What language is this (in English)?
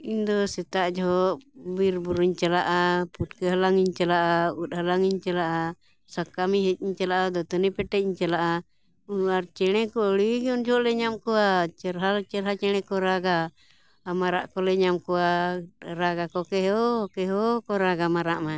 Santali